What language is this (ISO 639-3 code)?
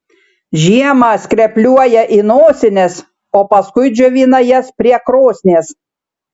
lit